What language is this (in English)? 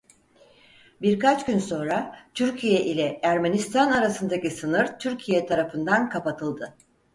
Turkish